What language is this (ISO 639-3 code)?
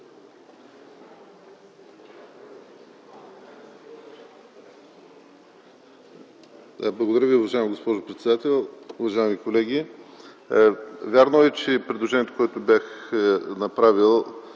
bul